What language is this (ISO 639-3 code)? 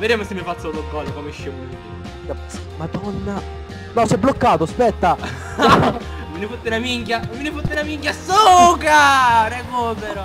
ita